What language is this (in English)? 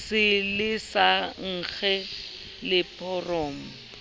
Southern Sotho